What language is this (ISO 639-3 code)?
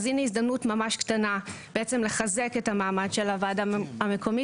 heb